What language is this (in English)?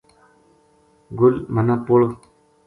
Gujari